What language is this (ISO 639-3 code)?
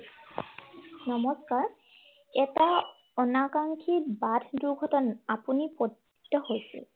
asm